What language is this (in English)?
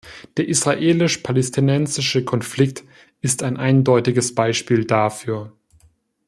German